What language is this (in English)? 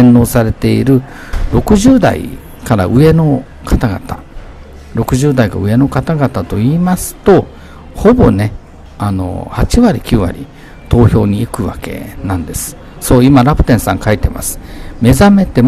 Japanese